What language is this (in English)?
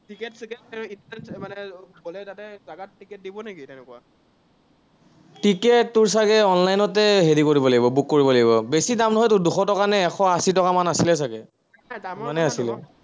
Assamese